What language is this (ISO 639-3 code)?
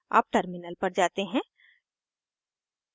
hin